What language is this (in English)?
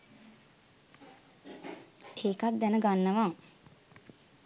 Sinhala